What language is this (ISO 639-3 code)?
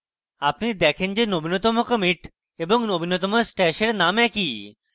ben